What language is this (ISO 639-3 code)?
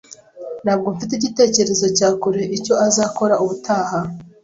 kin